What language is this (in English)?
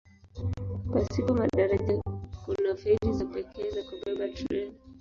Swahili